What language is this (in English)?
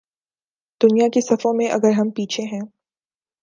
Urdu